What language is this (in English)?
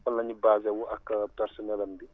Wolof